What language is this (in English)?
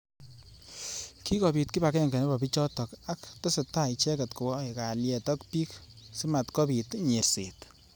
Kalenjin